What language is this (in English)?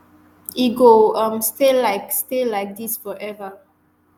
Nigerian Pidgin